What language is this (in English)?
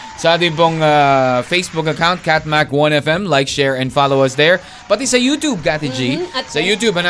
Filipino